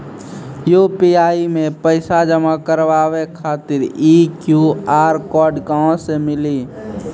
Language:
Maithili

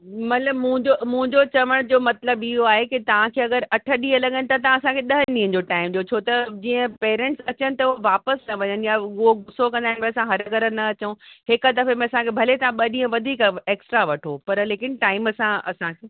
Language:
Sindhi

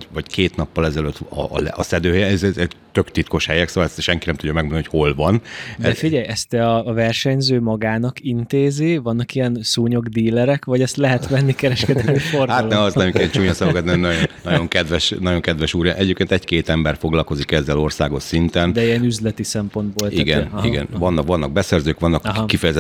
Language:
Hungarian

